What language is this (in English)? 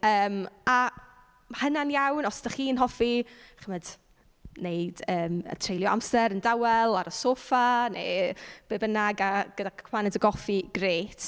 Welsh